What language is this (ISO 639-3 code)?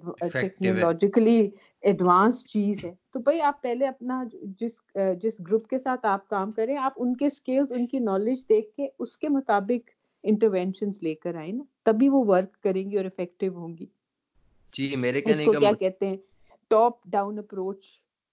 urd